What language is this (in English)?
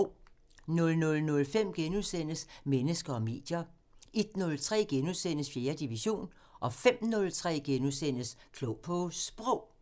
Danish